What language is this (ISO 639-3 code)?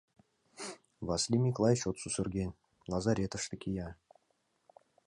chm